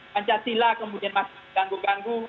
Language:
Indonesian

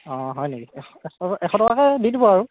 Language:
Assamese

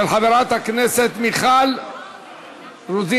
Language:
Hebrew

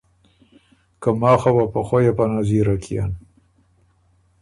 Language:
Ormuri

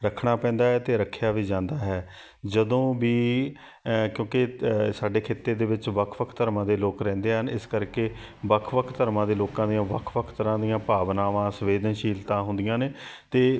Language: Punjabi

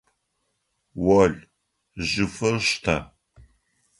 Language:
Adyghe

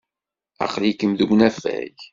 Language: Kabyle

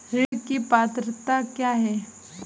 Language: Hindi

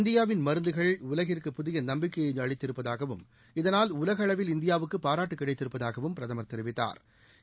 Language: Tamil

